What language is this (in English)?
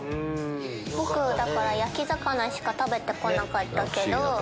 Japanese